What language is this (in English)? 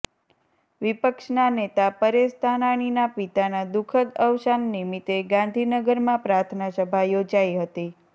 Gujarati